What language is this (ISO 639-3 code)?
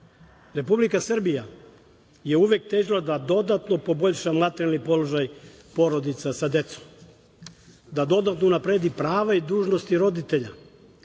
srp